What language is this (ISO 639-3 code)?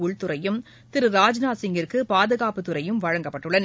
tam